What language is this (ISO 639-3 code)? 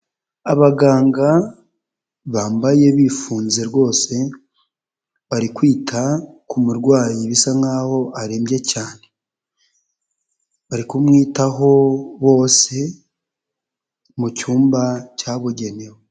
kin